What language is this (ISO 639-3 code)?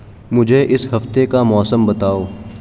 urd